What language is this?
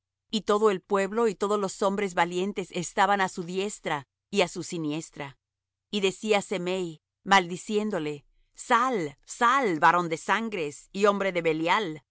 Spanish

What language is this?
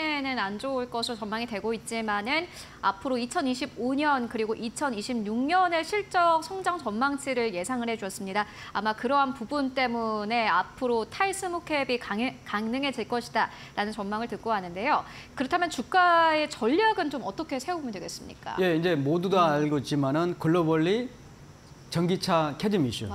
Korean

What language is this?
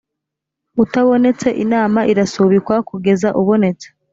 Kinyarwanda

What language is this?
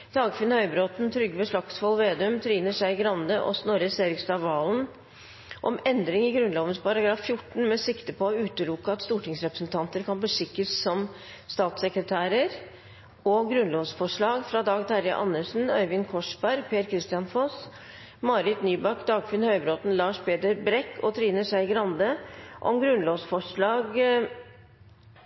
Norwegian Nynorsk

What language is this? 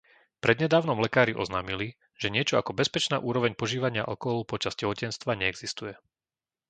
Slovak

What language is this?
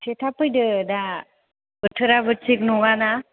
Bodo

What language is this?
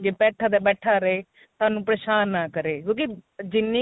Punjabi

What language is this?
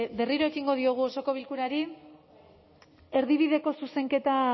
Basque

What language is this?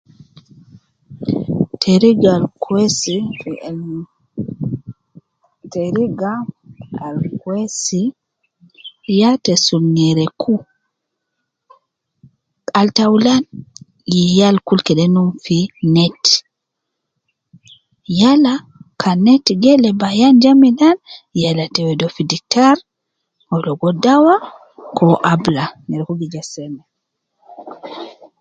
Nubi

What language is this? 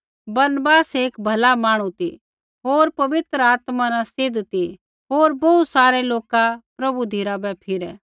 Kullu Pahari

